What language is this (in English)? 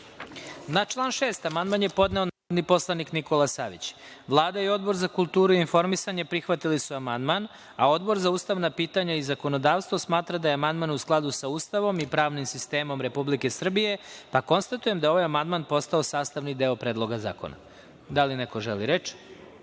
Serbian